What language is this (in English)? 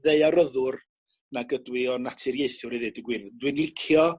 Welsh